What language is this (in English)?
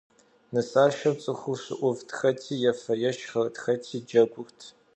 Kabardian